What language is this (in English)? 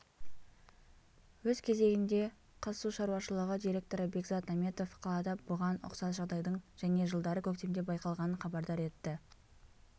Kazakh